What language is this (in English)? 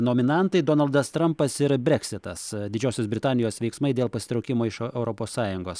Lithuanian